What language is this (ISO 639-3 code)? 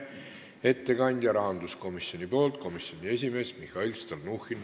est